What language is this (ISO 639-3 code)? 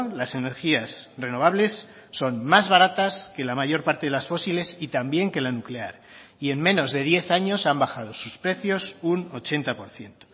spa